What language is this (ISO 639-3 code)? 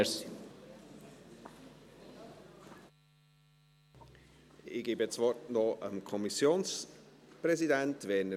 gsw